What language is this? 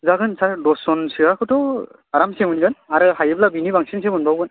Bodo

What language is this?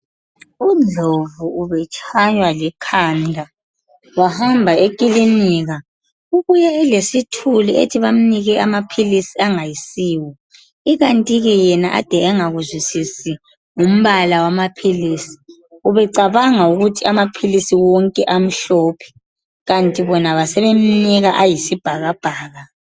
North Ndebele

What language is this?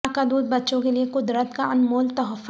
Urdu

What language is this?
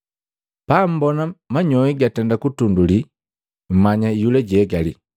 Matengo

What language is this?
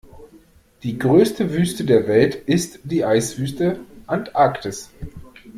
German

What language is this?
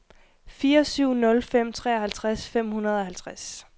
Danish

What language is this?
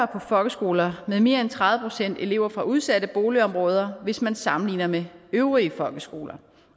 Danish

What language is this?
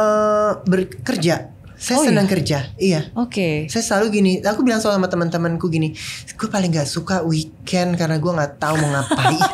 Indonesian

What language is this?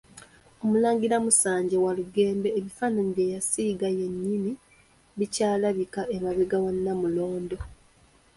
Ganda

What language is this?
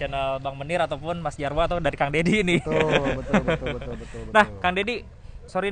Indonesian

